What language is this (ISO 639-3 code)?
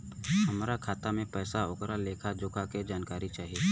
bho